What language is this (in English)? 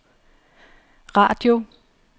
Danish